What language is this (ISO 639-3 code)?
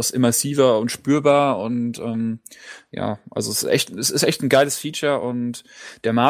deu